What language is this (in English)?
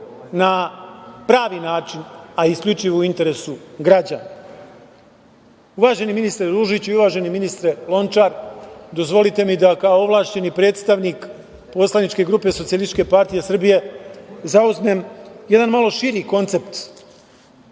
Serbian